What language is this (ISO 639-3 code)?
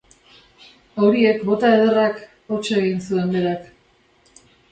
eus